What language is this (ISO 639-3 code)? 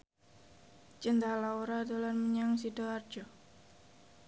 jav